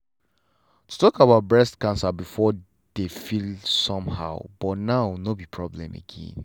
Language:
Nigerian Pidgin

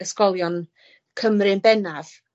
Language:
Welsh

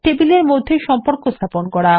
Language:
Bangla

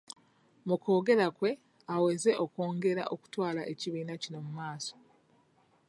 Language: Ganda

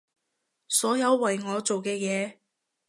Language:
Cantonese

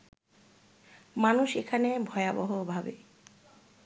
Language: Bangla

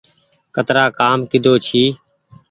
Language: Goaria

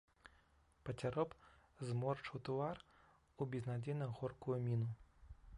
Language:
Belarusian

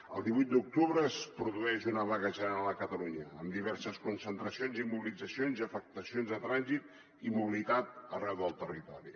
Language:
Catalan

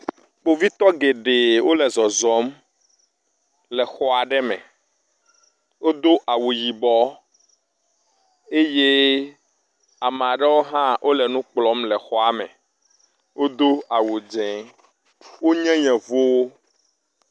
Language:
Ewe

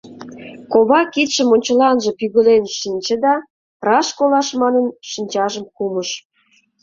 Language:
Mari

